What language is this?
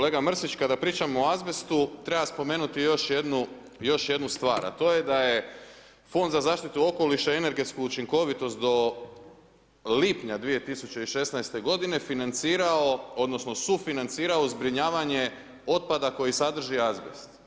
Croatian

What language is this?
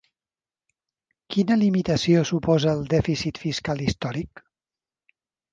Catalan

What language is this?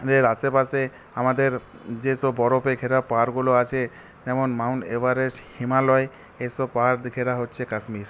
Bangla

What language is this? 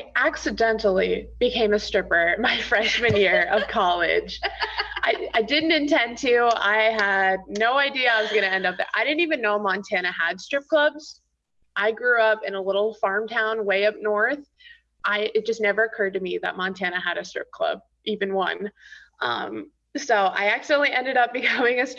English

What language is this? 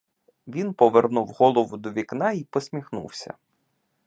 Ukrainian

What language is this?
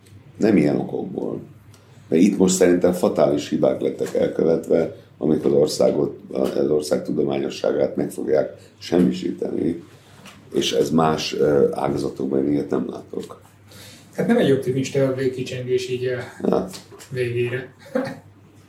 Hungarian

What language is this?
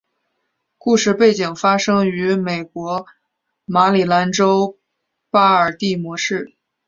Chinese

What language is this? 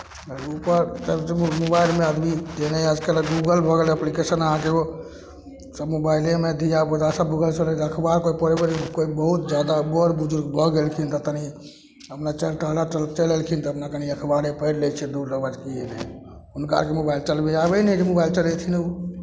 Maithili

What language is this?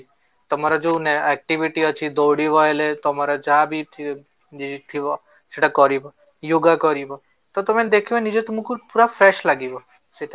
Odia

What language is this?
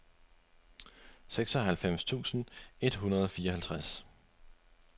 Danish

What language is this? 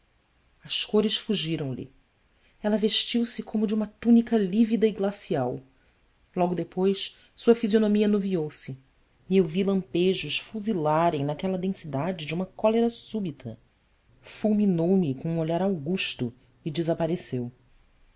Portuguese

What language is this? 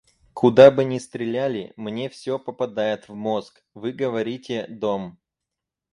Russian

